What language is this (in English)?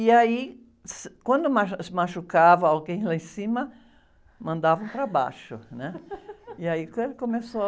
Portuguese